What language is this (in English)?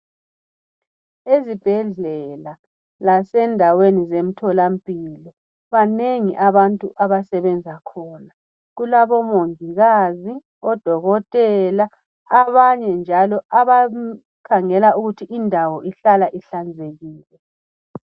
North Ndebele